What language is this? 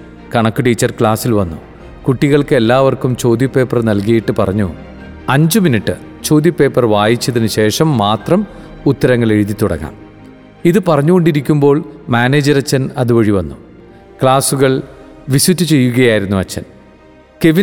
Malayalam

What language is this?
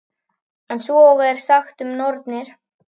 Icelandic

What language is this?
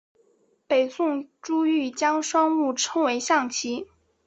Chinese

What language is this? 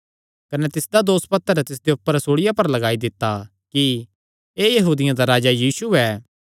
Kangri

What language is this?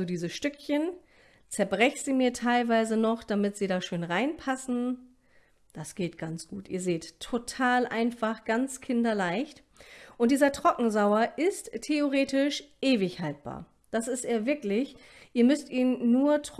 German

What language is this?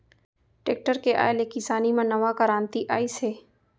Chhattisgarhi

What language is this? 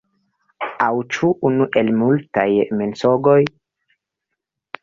Esperanto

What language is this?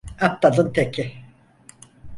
Turkish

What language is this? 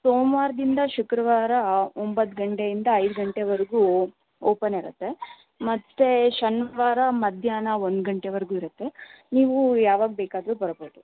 Kannada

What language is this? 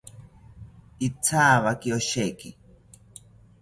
South Ucayali Ashéninka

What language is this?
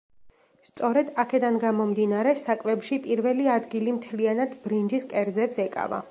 Georgian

